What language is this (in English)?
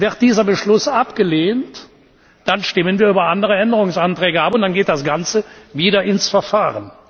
German